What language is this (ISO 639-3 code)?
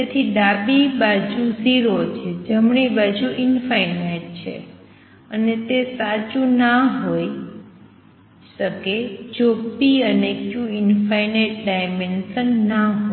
guj